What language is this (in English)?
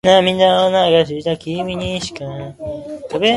Japanese